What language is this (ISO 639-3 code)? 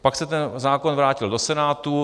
ces